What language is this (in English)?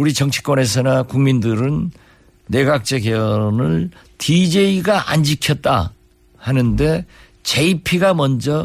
Korean